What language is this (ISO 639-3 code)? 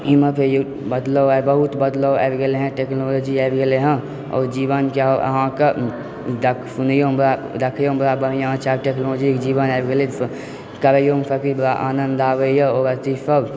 mai